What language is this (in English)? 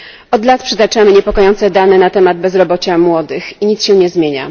Polish